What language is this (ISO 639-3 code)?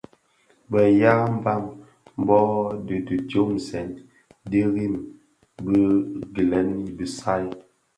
ksf